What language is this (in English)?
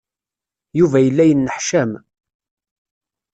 Kabyle